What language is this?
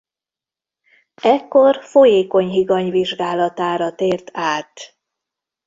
Hungarian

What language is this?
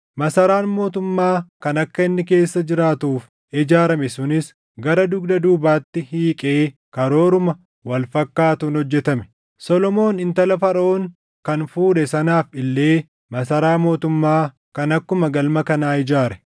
Oromo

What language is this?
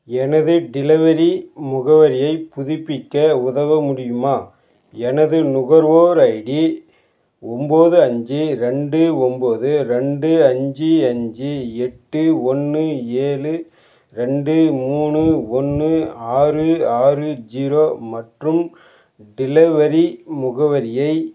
Tamil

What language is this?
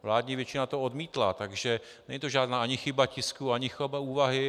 Czech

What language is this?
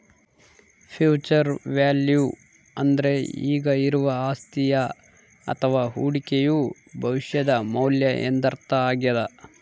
Kannada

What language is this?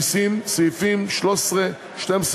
Hebrew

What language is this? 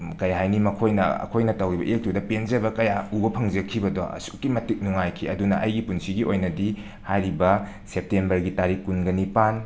Manipuri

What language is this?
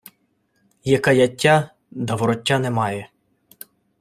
Ukrainian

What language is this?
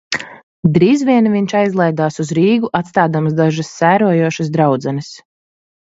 Latvian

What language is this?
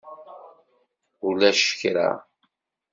Kabyle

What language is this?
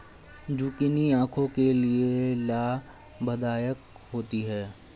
Hindi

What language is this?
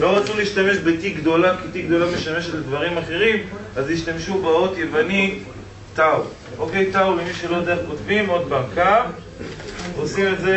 Hebrew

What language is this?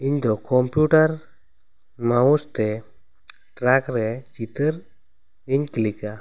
Santali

